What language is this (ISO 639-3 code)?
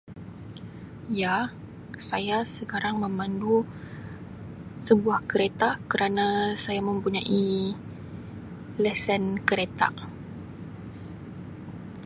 msi